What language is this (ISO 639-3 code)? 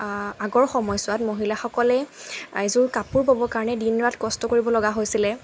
asm